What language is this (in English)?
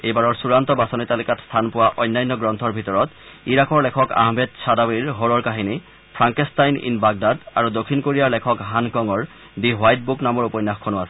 Assamese